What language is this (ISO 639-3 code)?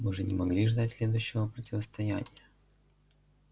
rus